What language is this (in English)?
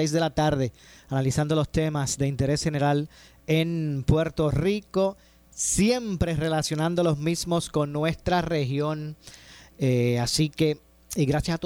Spanish